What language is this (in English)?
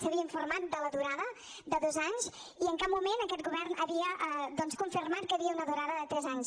Catalan